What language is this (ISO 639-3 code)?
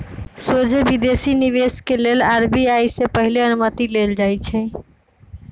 mag